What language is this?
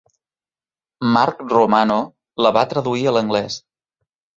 Catalan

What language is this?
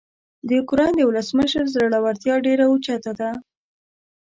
Pashto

